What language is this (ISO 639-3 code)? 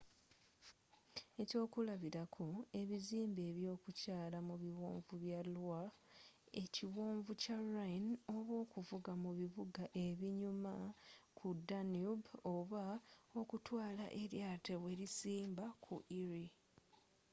lug